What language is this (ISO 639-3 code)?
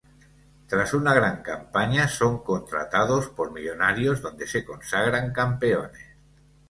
spa